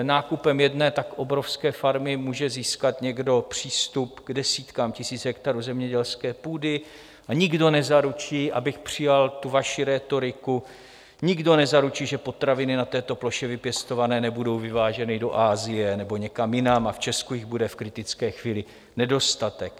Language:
Czech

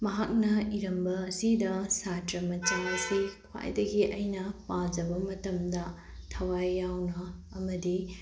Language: Manipuri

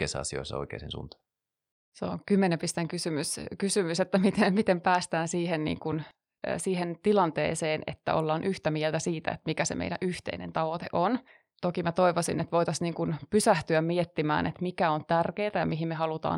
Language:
Finnish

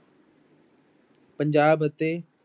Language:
Punjabi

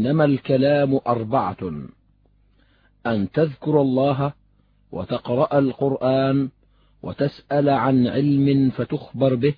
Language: Arabic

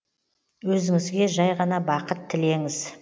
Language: Kazakh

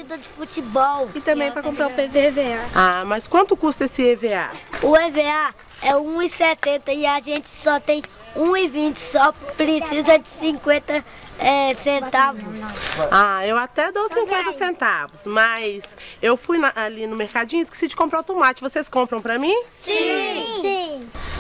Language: Portuguese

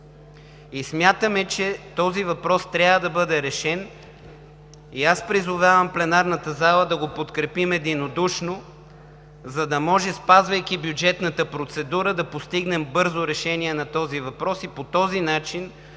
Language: Bulgarian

